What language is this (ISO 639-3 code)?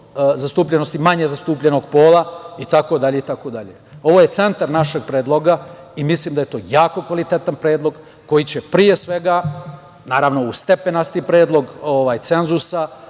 srp